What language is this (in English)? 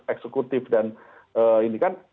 Indonesian